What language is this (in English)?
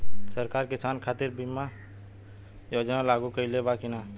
Bhojpuri